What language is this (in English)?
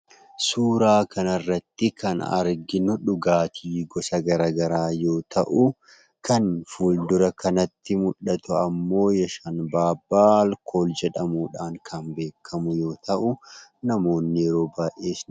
Oromo